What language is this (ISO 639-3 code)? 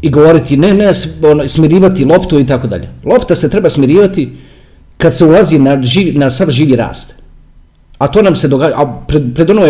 hrv